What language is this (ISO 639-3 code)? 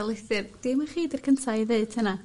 cym